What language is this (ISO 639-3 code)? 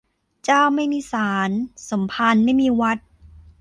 tha